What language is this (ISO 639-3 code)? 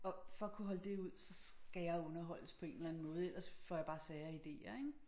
dan